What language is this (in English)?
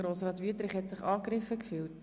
Swiss German